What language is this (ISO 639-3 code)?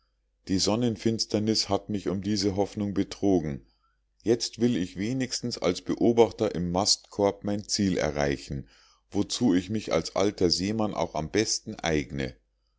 deu